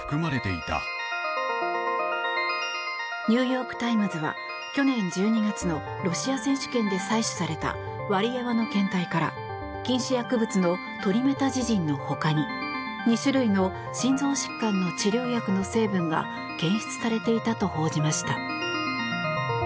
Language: Japanese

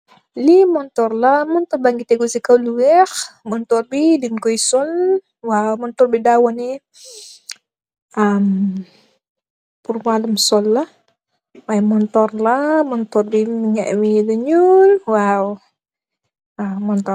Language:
Wolof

